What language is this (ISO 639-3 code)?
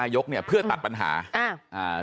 tha